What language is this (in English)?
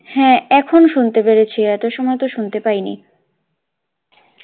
Bangla